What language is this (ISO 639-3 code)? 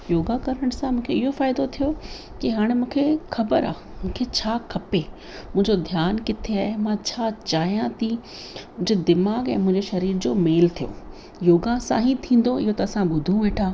snd